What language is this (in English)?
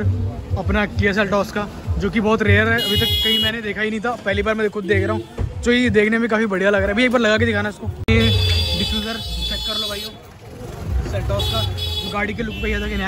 Hindi